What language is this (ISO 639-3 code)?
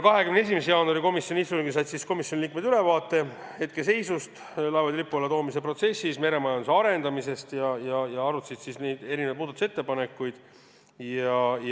est